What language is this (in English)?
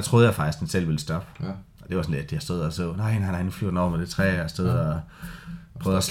Danish